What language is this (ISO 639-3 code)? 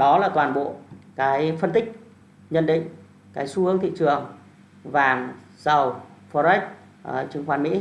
vie